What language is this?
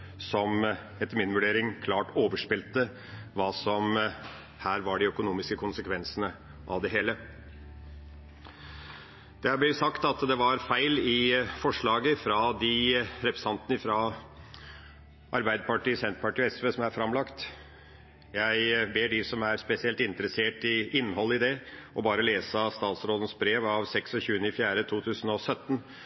Norwegian Bokmål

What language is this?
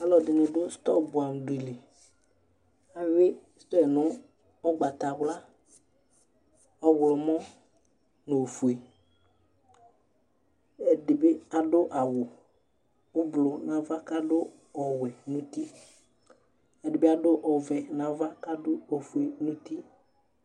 Ikposo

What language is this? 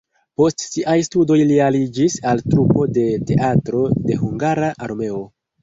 Esperanto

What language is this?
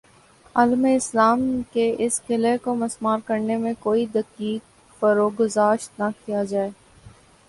Urdu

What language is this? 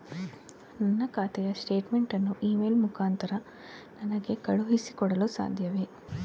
Kannada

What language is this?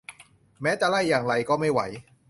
Thai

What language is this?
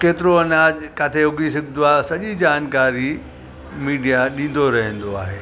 Sindhi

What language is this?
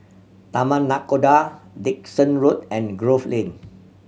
English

